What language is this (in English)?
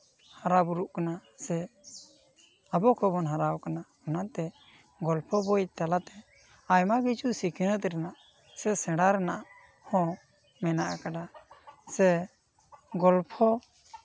Santali